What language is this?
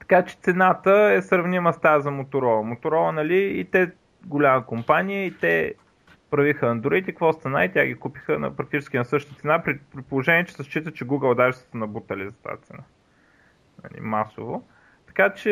Bulgarian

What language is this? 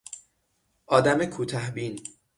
Persian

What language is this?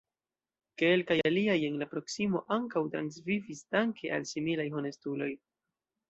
Esperanto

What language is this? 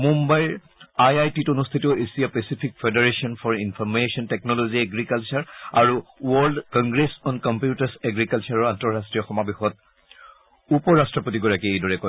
Assamese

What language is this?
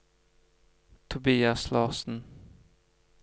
Norwegian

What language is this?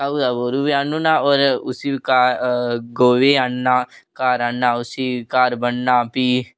Dogri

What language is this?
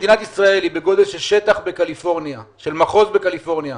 Hebrew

